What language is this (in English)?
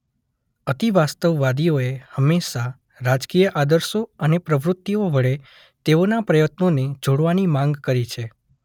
Gujarati